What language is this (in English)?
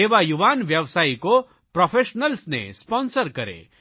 Gujarati